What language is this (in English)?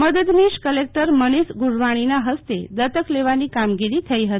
Gujarati